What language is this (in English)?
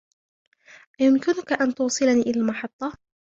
Arabic